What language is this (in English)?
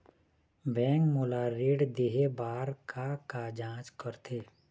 Chhattisgarhi